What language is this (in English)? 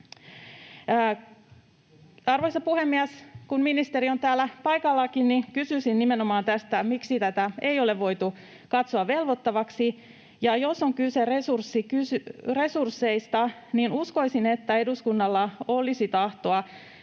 Finnish